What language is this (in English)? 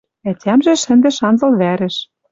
Western Mari